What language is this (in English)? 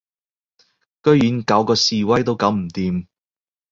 Cantonese